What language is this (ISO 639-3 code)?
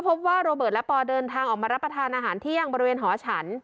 tha